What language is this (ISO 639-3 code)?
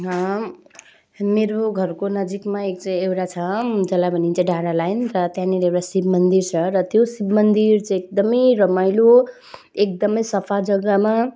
nep